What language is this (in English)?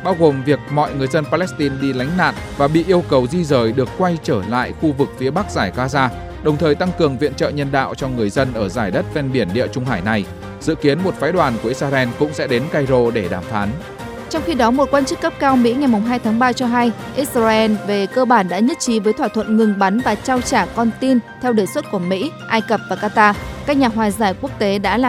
Vietnamese